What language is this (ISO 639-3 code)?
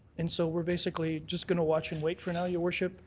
eng